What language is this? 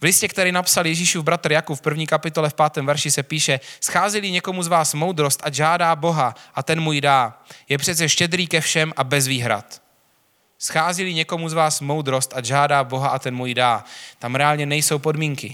Czech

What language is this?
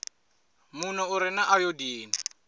Venda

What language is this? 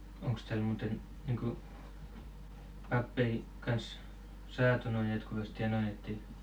Finnish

